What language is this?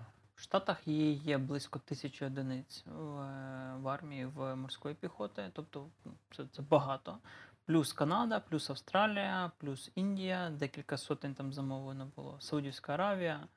Ukrainian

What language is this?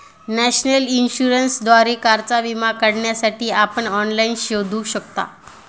Marathi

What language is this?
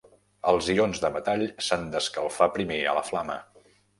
Catalan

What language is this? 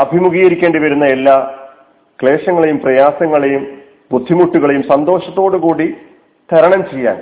Malayalam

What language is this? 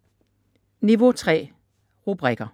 Danish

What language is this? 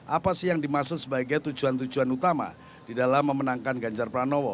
Indonesian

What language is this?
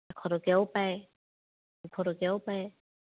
Assamese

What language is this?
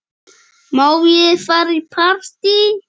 Icelandic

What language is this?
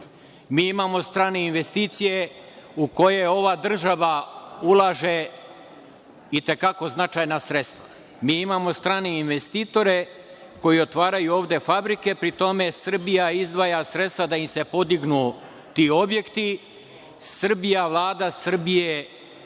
Serbian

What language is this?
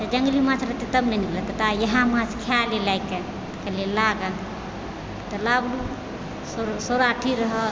Maithili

